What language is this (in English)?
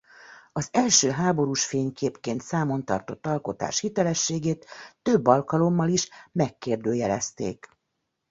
Hungarian